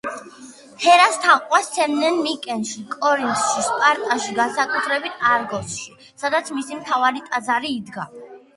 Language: Georgian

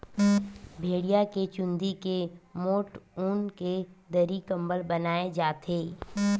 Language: Chhattisgarhi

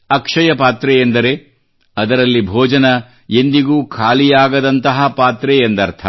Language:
Kannada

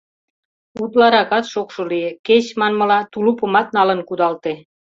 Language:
Mari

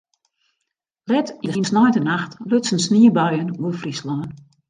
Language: Western Frisian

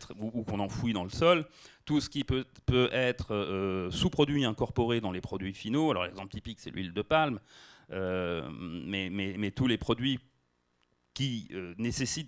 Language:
French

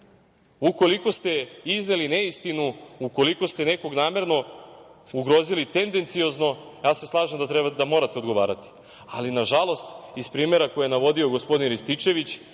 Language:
Serbian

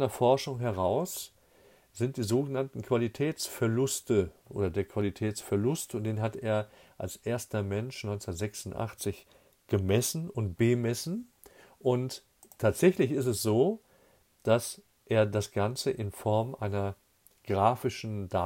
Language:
German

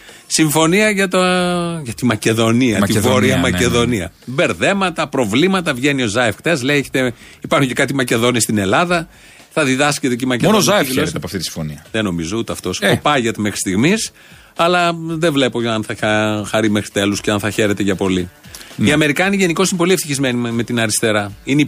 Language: Greek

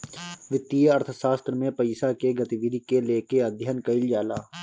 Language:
Bhojpuri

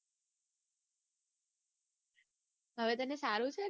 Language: Gujarati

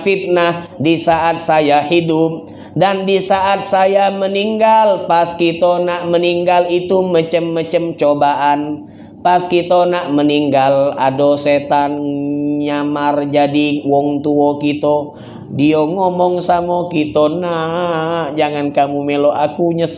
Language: Indonesian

